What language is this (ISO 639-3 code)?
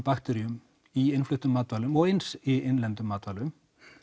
isl